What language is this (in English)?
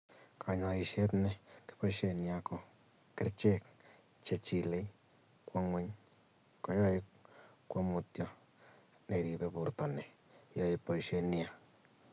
Kalenjin